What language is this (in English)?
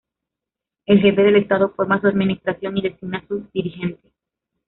Spanish